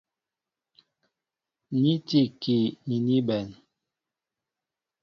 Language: Mbo (Cameroon)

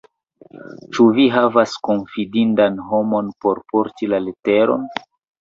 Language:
Esperanto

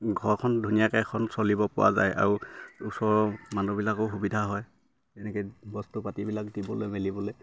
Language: Assamese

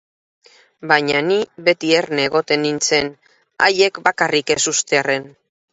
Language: Basque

